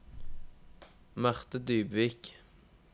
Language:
Norwegian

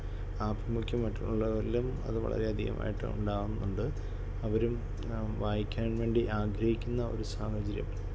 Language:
Malayalam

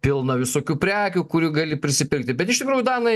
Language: Lithuanian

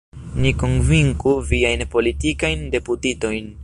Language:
Esperanto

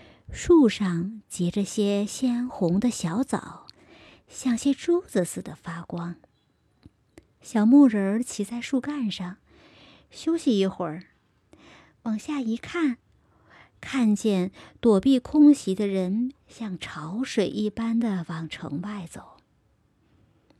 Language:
Chinese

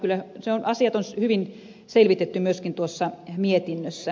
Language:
Finnish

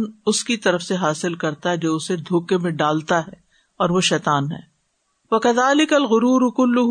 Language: Urdu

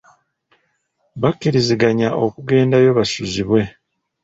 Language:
Ganda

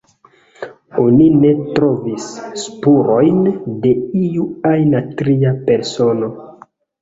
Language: Esperanto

